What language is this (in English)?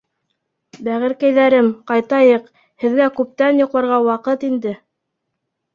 Bashkir